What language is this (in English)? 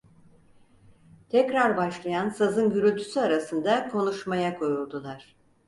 Turkish